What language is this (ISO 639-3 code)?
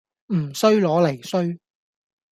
yue